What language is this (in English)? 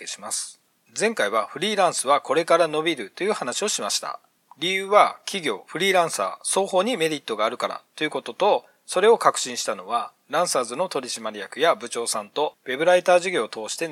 Japanese